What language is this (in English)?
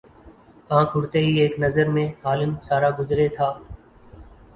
Urdu